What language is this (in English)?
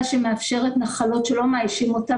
Hebrew